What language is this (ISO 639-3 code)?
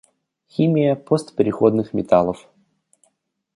rus